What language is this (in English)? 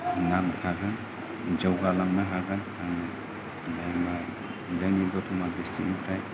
Bodo